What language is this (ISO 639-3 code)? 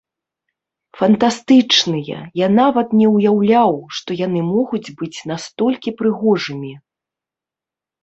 bel